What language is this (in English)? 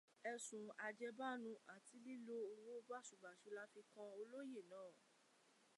Yoruba